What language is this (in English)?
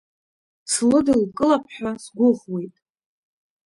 Abkhazian